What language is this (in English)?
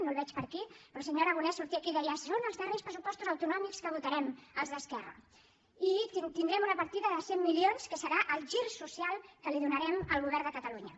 Catalan